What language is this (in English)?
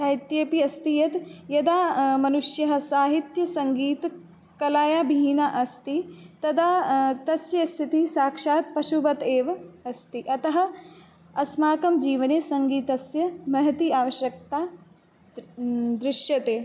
Sanskrit